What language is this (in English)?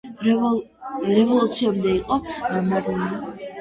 Georgian